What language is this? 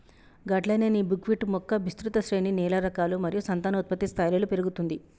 Telugu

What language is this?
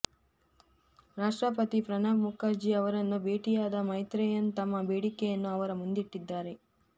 Kannada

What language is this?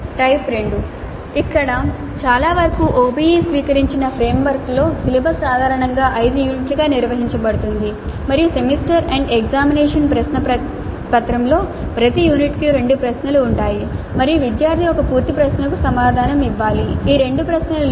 Telugu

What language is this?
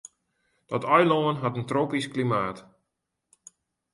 Western Frisian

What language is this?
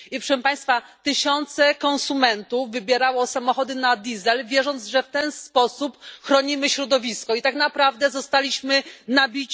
Polish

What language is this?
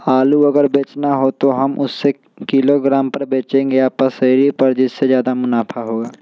Magahi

